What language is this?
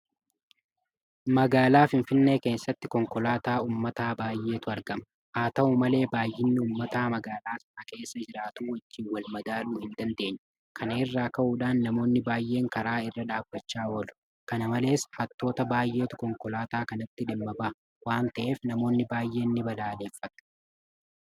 Oromo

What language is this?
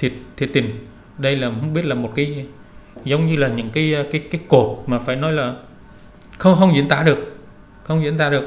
Vietnamese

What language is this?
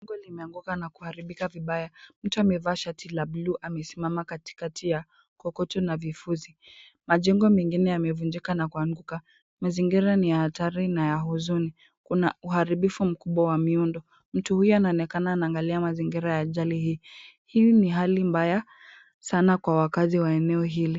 Swahili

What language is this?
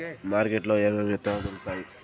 Telugu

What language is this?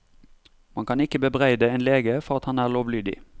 Norwegian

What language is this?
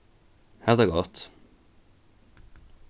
Faroese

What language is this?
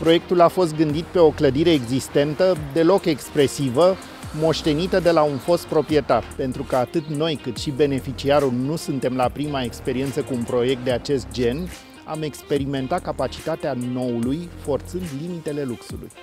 Romanian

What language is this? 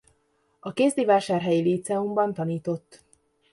Hungarian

